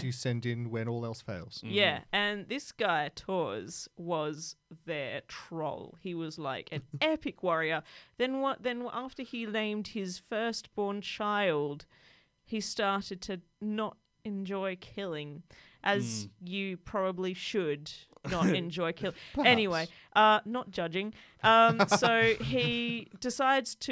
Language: English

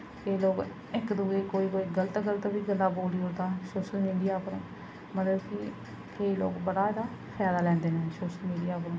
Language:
Dogri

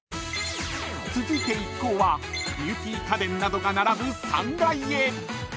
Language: Japanese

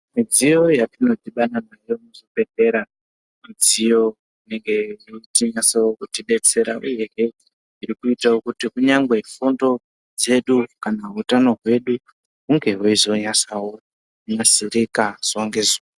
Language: Ndau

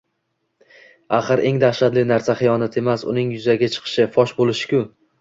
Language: Uzbek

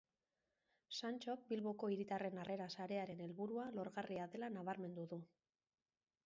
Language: Basque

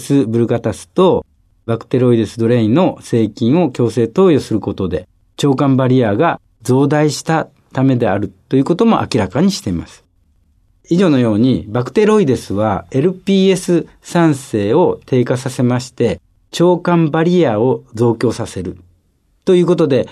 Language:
Japanese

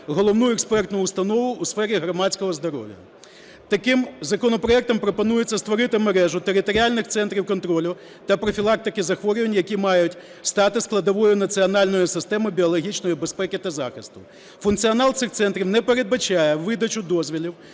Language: Ukrainian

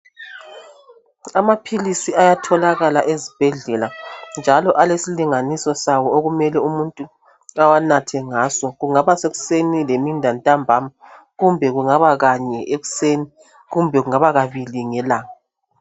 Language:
North Ndebele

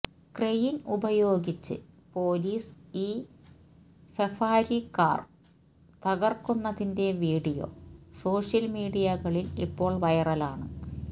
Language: Malayalam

